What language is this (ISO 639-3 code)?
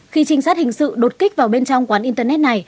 vie